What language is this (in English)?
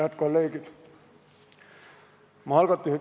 Estonian